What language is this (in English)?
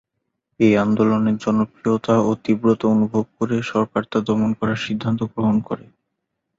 Bangla